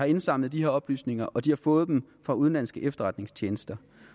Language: Danish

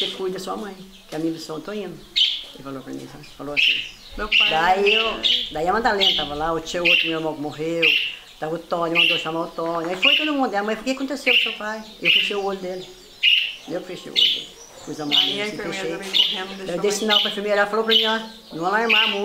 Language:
Portuguese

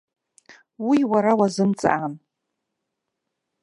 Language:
Abkhazian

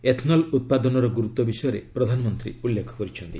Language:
Odia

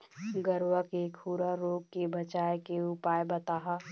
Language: Chhattisgarhi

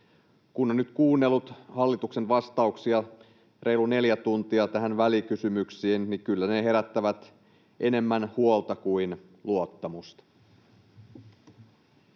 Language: Finnish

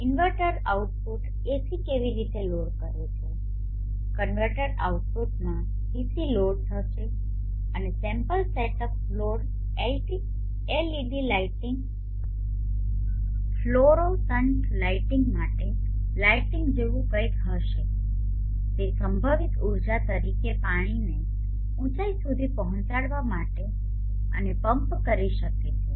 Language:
Gujarati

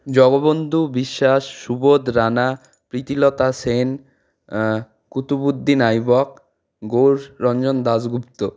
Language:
Bangla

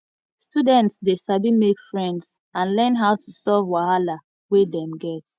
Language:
Nigerian Pidgin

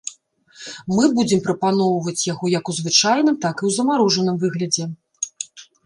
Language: Belarusian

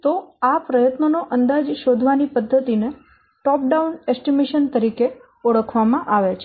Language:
Gujarati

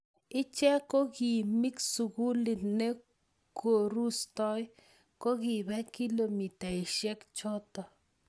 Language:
Kalenjin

